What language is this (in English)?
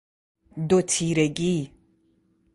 Persian